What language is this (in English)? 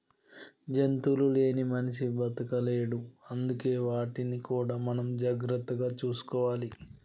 Telugu